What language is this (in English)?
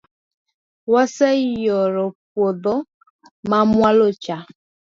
Luo (Kenya and Tanzania)